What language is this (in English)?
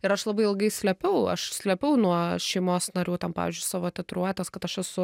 Lithuanian